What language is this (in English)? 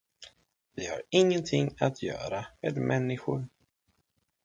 Swedish